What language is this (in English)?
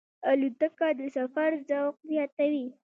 Pashto